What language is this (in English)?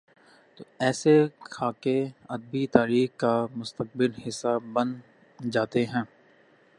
Urdu